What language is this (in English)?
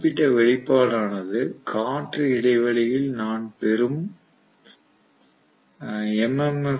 Tamil